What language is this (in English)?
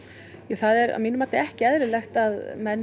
Icelandic